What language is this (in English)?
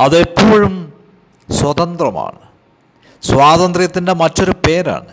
Malayalam